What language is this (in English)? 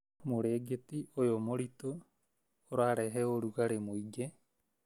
Kikuyu